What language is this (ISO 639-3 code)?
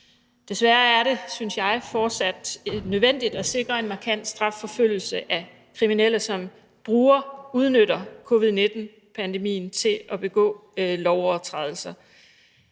dan